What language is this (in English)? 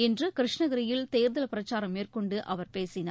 Tamil